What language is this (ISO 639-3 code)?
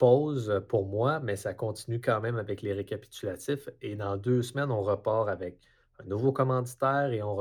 fra